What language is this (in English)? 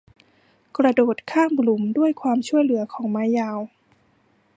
Thai